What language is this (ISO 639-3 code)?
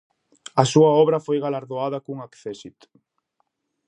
glg